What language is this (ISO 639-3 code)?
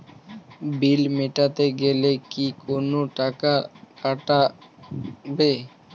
ben